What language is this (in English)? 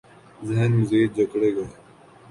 Urdu